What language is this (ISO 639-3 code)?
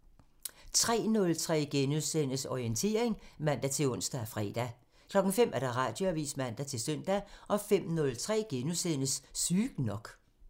dan